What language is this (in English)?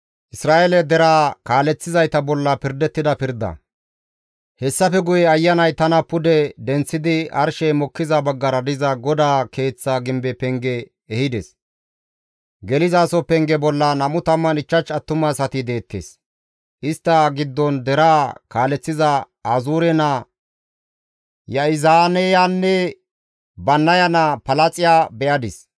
Gamo